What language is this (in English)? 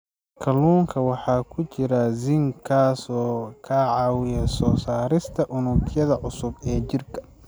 Somali